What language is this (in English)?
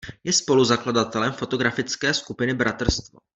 Czech